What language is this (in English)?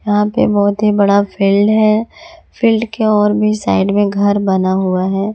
Hindi